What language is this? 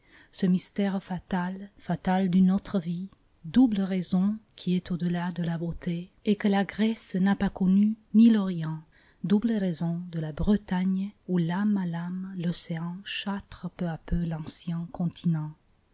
French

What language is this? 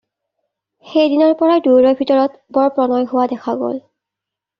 Assamese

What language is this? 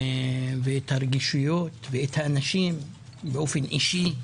Hebrew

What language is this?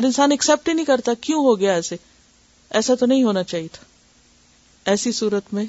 Urdu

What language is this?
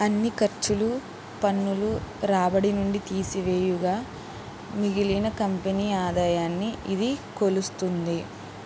Telugu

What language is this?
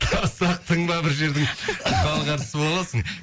Kazakh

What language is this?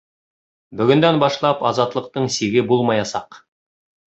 Bashkir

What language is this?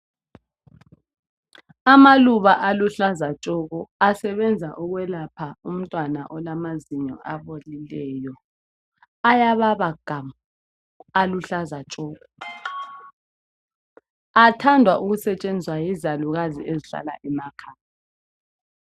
North Ndebele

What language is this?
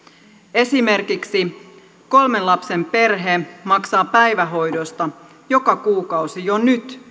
Finnish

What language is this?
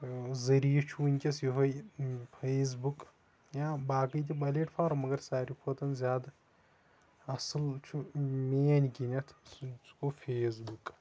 Kashmiri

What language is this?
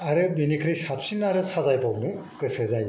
Bodo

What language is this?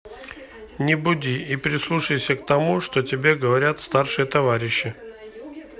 Russian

